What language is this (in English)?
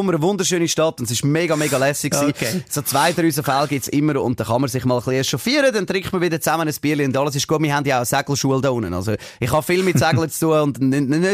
German